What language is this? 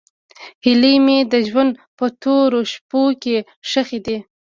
Pashto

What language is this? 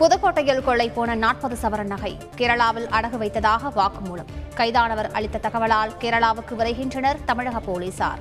Tamil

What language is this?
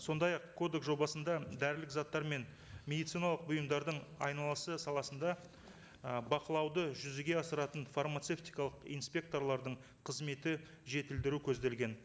Kazakh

